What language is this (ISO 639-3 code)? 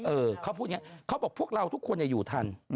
tha